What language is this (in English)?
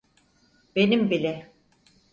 Turkish